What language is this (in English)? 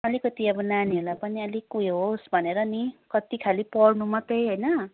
Nepali